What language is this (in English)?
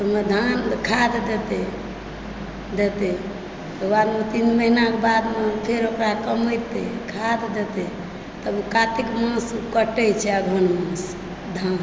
Maithili